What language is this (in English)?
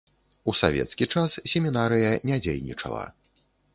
Belarusian